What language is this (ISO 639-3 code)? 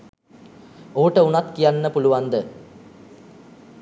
sin